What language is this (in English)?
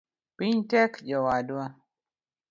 Luo (Kenya and Tanzania)